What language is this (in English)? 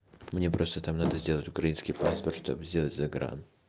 Russian